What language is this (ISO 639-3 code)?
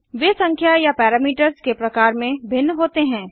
hin